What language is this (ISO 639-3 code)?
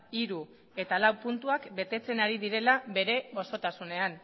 eus